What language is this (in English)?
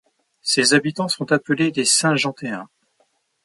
French